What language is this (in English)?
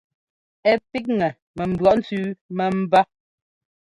Ngomba